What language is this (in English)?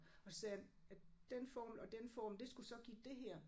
Danish